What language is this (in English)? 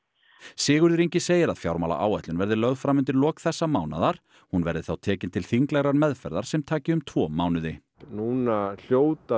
Icelandic